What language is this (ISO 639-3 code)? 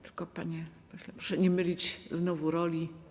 pol